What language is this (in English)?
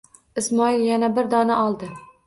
Uzbek